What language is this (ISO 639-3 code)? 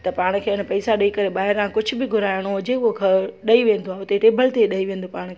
snd